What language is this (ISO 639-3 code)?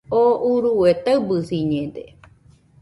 hux